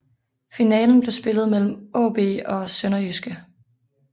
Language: Danish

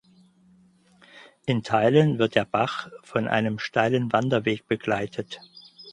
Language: German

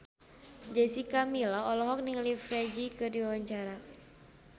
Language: Sundanese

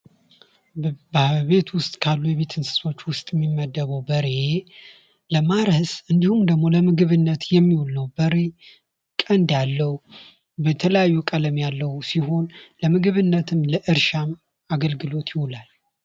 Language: Amharic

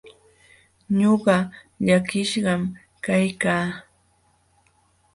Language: Jauja Wanca Quechua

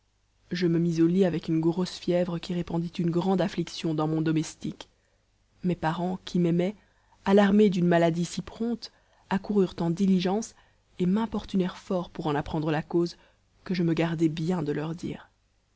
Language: French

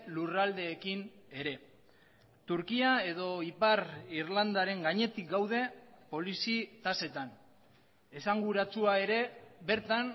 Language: Basque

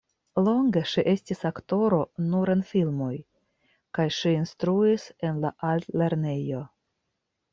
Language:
Esperanto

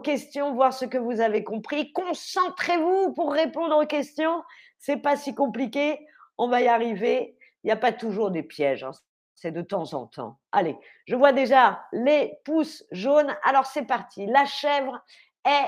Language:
French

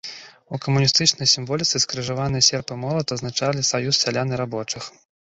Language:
Belarusian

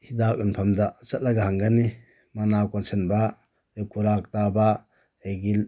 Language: Manipuri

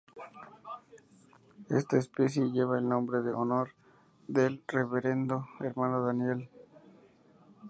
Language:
Spanish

